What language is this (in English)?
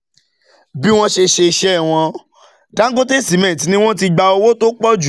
Yoruba